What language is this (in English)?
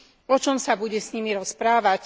Slovak